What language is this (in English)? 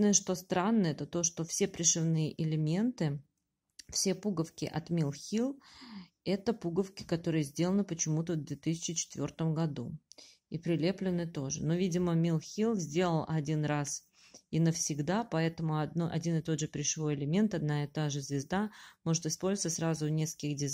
Russian